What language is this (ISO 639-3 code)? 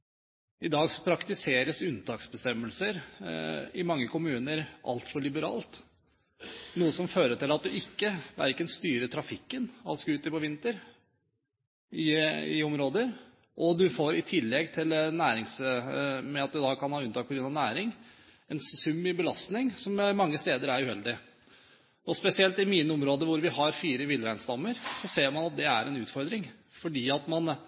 nob